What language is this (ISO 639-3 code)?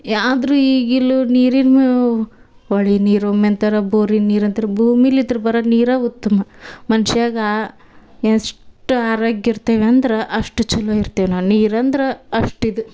kan